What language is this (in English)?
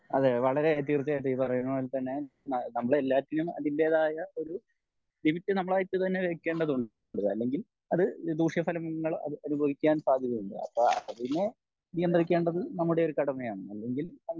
Malayalam